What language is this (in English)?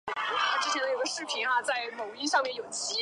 Chinese